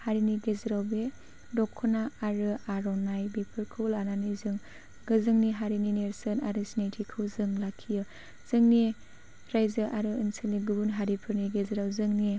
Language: Bodo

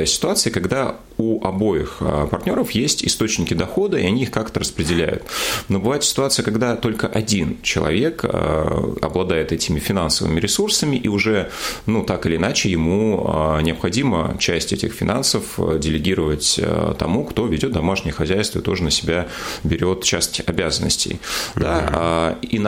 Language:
Russian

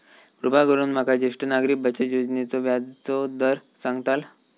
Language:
Marathi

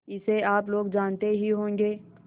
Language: Hindi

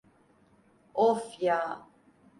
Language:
Turkish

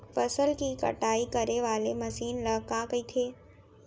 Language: Chhattisgarhi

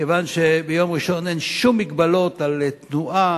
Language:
Hebrew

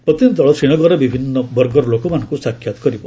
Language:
Odia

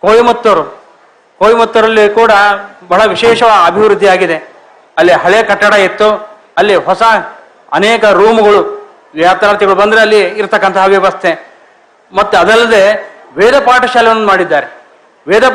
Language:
Kannada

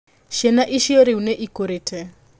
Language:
Kikuyu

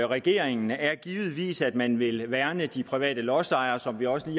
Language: Danish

